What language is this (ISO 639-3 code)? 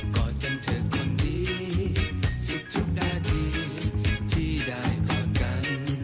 tha